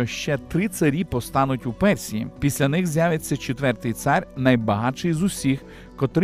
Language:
Ukrainian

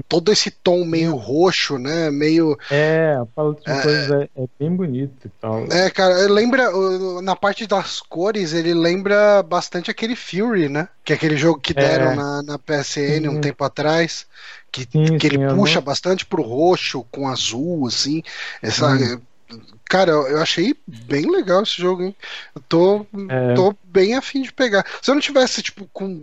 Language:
Portuguese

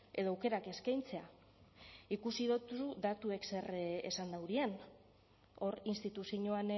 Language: Basque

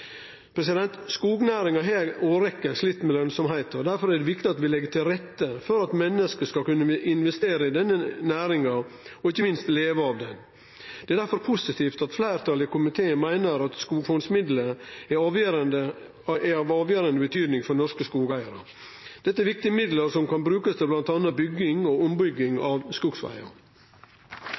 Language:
Norwegian Nynorsk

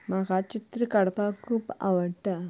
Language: Konkani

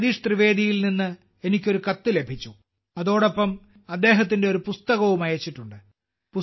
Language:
Malayalam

